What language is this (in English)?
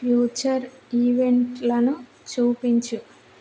Telugu